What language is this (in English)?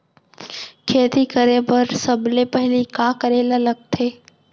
Chhattisgarhi